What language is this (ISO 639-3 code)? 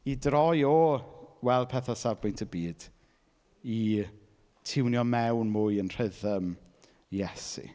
cym